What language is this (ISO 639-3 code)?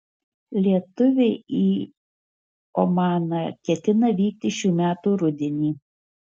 lit